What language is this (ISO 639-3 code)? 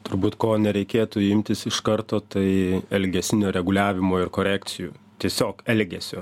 lit